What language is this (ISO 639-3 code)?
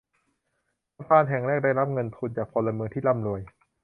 tha